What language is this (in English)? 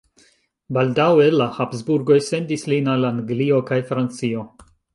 Esperanto